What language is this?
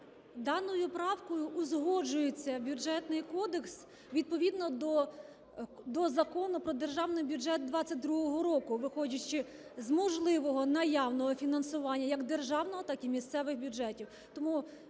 Ukrainian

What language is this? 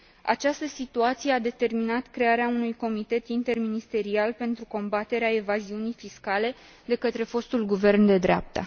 Romanian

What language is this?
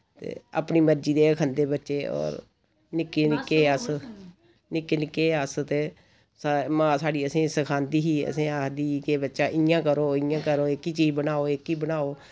Dogri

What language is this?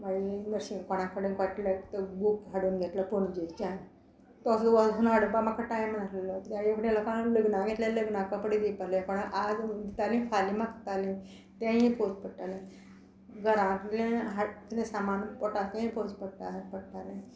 Konkani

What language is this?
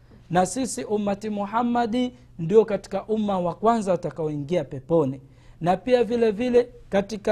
Swahili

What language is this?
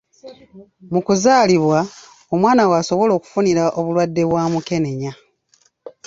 Ganda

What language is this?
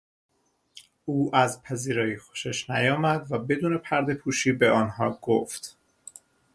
Persian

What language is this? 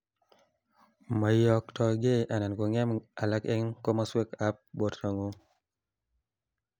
Kalenjin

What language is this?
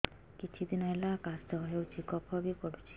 Odia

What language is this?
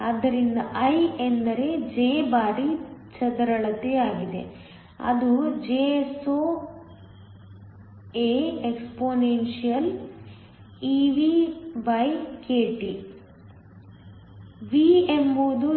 Kannada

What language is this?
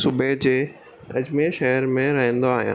Sindhi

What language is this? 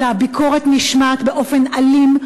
Hebrew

